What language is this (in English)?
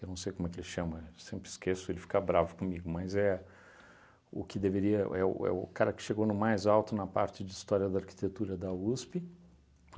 Portuguese